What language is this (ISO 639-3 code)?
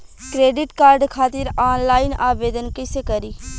bho